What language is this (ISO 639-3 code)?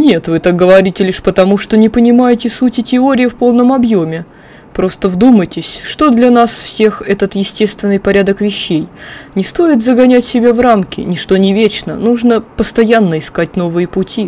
rus